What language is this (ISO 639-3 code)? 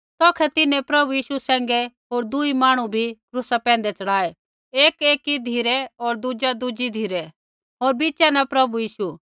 kfx